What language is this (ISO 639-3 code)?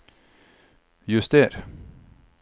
nor